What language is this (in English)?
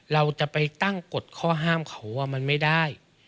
Thai